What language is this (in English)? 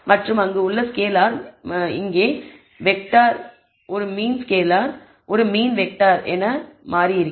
Tamil